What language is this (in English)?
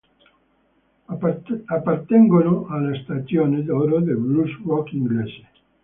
Italian